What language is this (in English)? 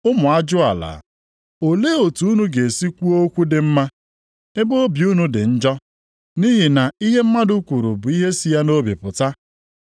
Igbo